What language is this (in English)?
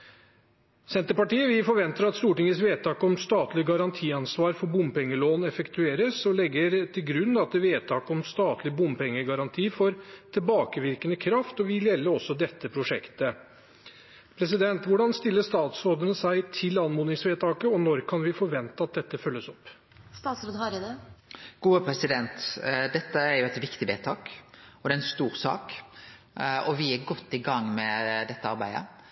Norwegian